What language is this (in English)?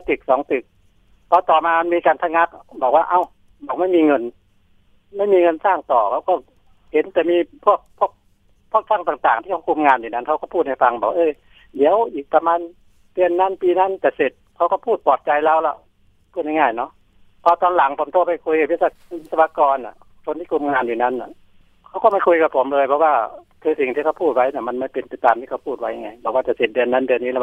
Thai